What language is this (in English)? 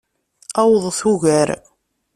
Kabyle